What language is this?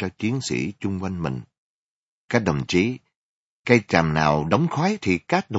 Vietnamese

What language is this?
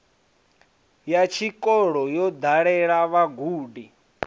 Venda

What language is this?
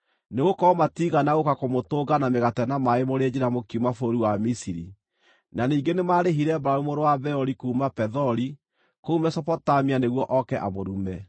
Kikuyu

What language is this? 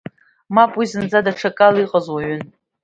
Abkhazian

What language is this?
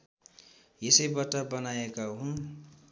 Nepali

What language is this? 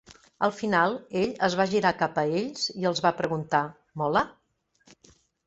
Catalan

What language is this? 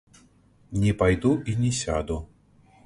Belarusian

